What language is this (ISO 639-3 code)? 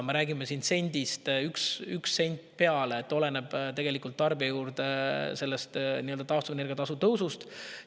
est